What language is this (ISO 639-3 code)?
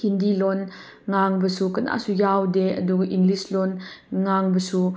mni